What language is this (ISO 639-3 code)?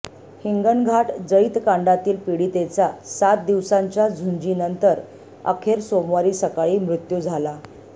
mar